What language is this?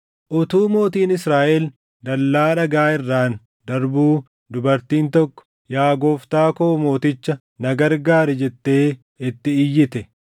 Oromo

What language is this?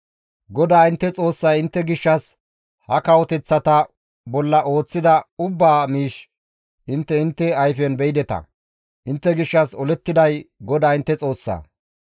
Gamo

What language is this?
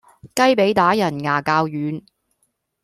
Cantonese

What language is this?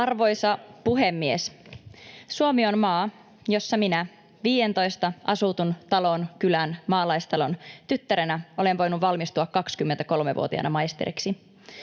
Finnish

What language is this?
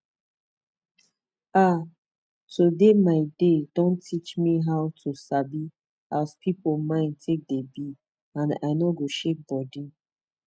Nigerian Pidgin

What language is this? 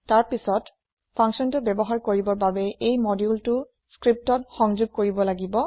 Assamese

